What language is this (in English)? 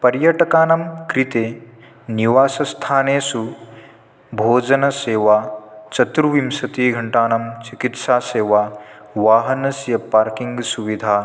Sanskrit